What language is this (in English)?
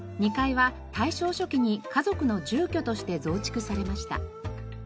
Japanese